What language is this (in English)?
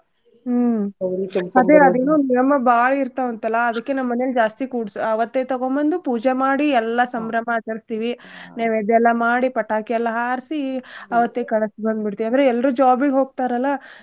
Kannada